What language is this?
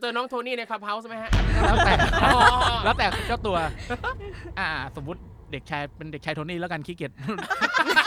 Thai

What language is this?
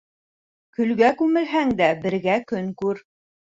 Bashkir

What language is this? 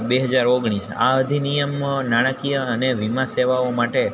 Gujarati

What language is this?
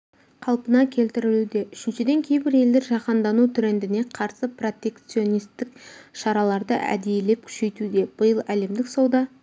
Kazakh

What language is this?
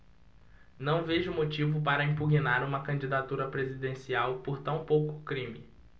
Portuguese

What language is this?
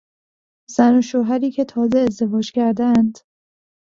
Persian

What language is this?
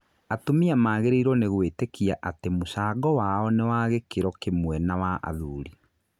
Kikuyu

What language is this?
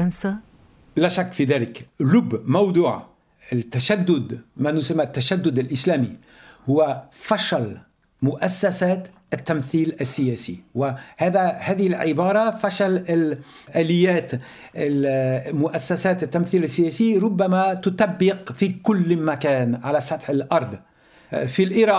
Arabic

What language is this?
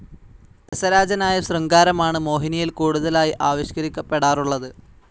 Malayalam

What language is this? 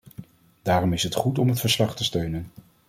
Dutch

